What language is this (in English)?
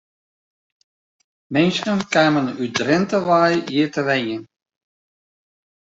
Western Frisian